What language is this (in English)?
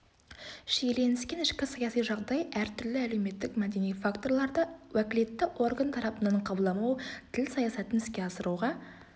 Kazakh